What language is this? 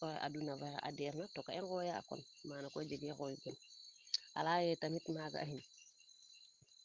Serer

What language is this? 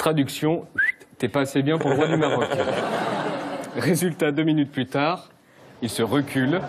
French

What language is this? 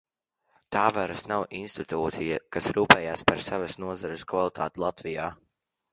Latvian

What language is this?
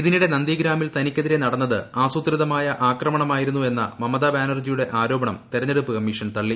Malayalam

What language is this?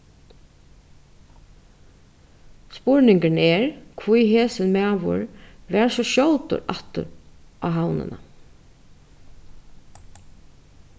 Faroese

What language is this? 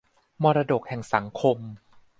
Thai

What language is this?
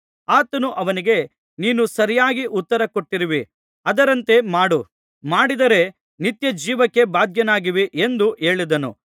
Kannada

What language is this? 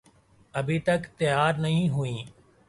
Urdu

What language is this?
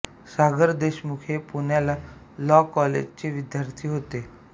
Marathi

